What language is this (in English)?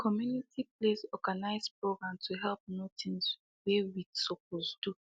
Nigerian Pidgin